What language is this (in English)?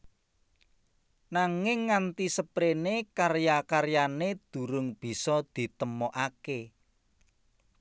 Javanese